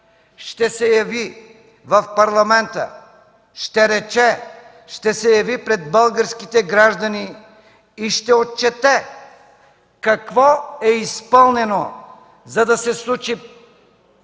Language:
Bulgarian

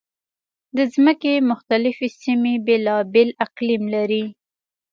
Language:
Pashto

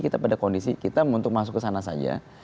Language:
Indonesian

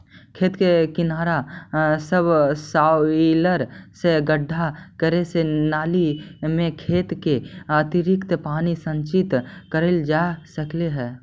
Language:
Magahi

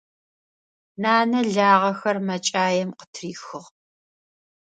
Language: Adyghe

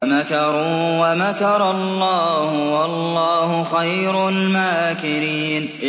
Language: Arabic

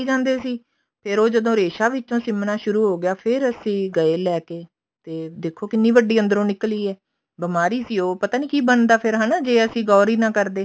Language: Punjabi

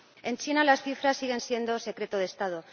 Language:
Spanish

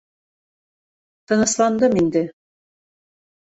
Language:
Bashkir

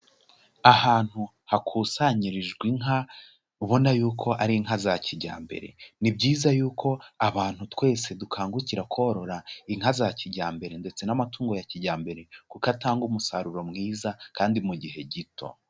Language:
Kinyarwanda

